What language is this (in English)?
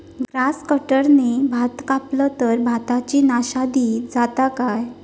Marathi